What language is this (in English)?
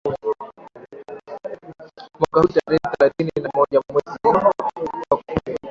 Swahili